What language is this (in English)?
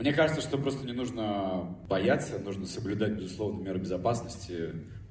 Russian